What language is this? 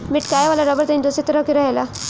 Bhojpuri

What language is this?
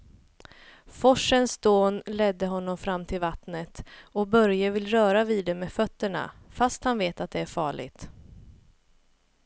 Swedish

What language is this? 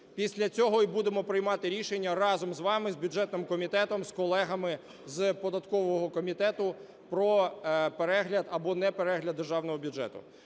Ukrainian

